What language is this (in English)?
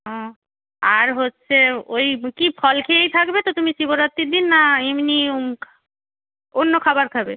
Bangla